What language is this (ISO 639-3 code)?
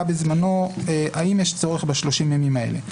heb